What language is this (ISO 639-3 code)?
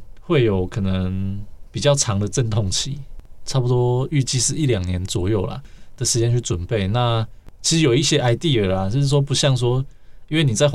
zho